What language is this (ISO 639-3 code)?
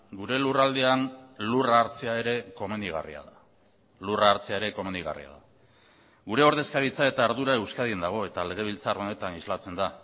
eus